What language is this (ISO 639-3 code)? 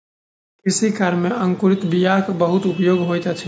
mai